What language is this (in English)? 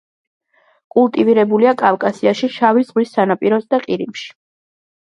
Georgian